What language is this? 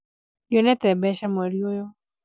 Kikuyu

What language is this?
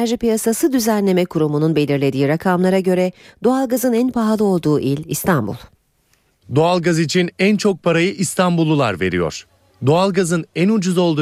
Turkish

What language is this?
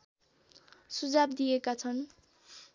Nepali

